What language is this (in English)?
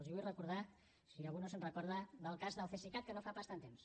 Catalan